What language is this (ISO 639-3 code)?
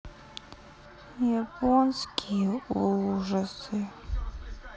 rus